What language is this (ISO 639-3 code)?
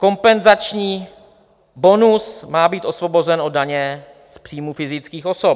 ces